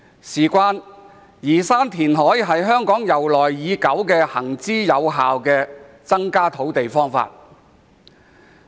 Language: Cantonese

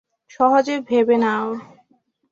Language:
Bangla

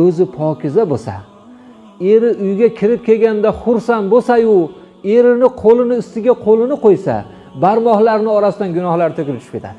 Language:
Uzbek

